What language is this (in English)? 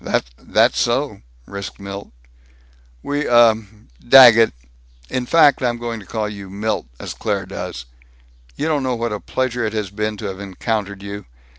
English